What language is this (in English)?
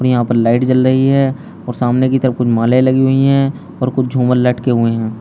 Hindi